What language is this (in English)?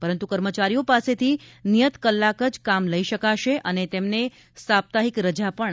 Gujarati